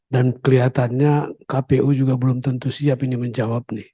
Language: Indonesian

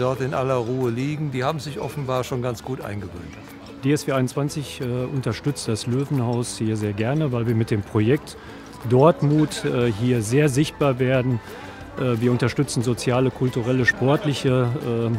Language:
German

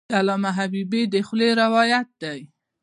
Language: Pashto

